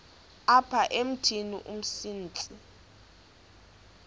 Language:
Xhosa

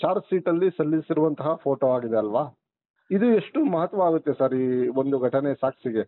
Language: Kannada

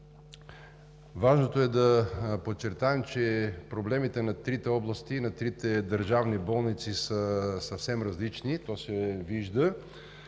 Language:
Bulgarian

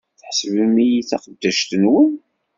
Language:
Kabyle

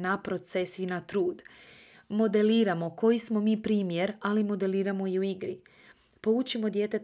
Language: Croatian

